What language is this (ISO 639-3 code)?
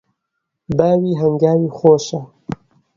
ckb